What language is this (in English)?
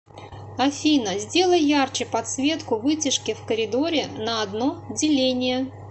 Russian